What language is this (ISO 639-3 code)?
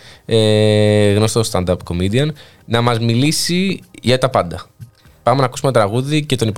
ell